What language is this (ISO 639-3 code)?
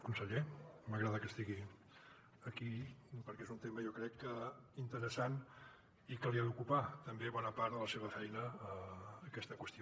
cat